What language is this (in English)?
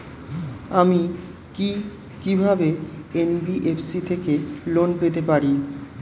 Bangla